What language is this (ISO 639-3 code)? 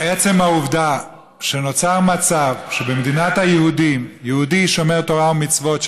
heb